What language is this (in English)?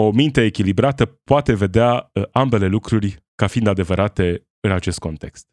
Romanian